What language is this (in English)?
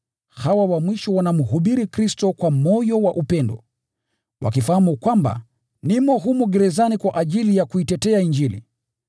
Swahili